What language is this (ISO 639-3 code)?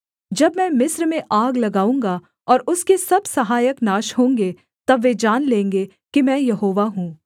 hin